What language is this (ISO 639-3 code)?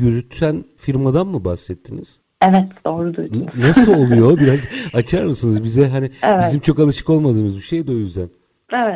tur